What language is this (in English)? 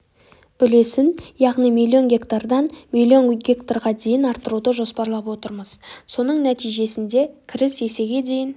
Kazakh